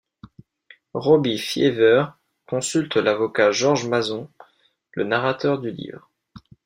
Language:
French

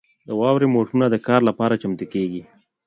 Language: Pashto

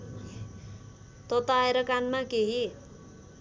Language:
Nepali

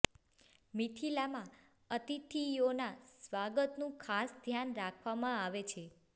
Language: Gujarati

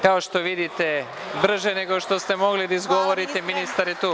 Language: Serbian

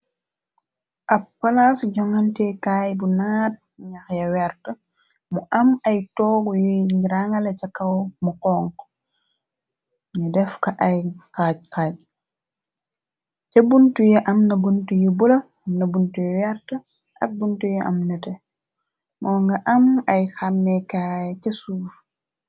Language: Wolof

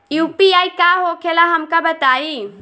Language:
Bhojpuri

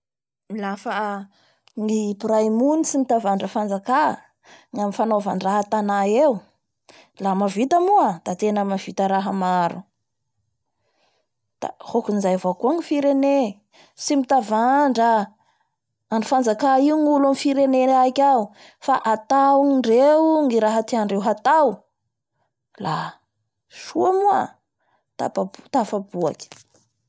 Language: Bara Malagasy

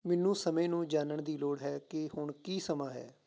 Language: Punjabi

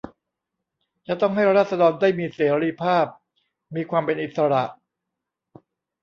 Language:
Thai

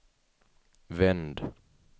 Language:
Swedish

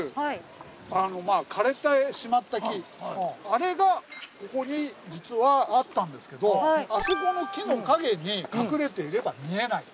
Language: Japanese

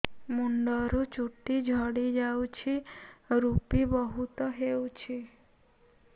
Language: Odia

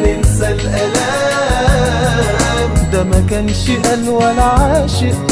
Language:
Arabic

